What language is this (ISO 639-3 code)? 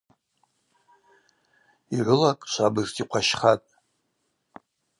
abq